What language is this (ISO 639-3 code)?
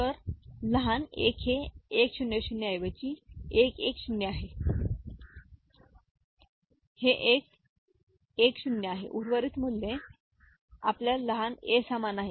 mar